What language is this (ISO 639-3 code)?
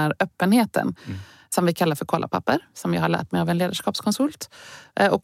swe